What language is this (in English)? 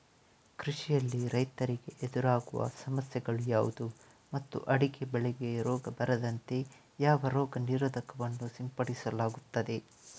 Kannada